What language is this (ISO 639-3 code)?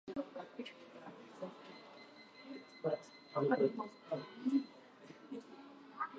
jpn